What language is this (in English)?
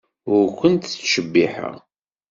Kabyle